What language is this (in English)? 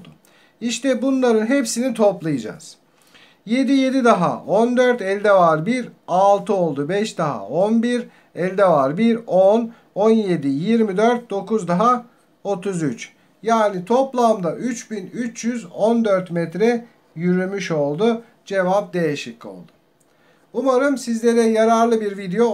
Turkish